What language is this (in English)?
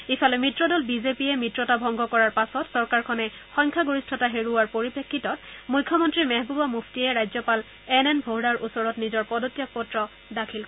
Assamese